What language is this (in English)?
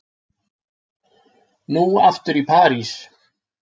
Icelandic